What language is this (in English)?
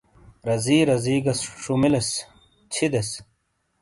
Shina